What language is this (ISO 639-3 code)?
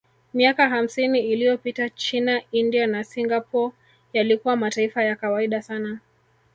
swa